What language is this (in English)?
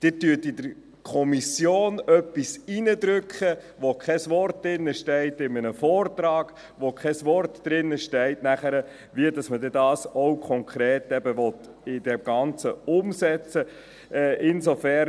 Swiss German